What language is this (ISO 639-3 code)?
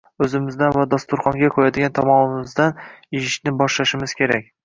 uzb